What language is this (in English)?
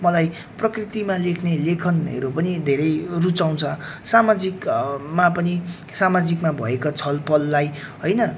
Nepali